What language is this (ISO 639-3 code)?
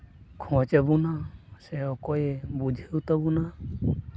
sat